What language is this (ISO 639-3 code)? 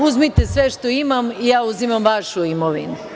srp